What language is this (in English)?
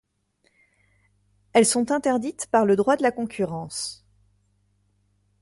French